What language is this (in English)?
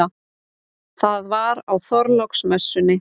Icelandic